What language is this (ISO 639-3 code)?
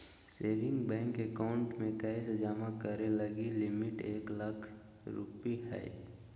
mag